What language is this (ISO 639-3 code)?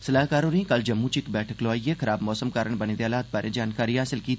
doi